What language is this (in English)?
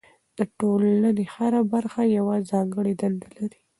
Pashto